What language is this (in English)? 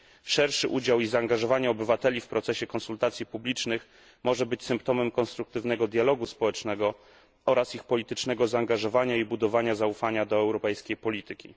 Polish